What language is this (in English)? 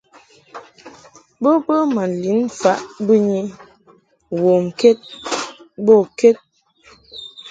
Mungaka